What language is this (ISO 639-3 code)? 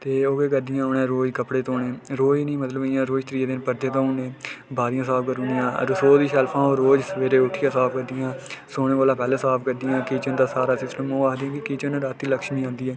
doi